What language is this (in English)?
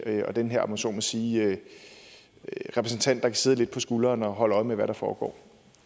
Danish